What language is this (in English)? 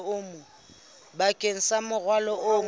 Southern Sotho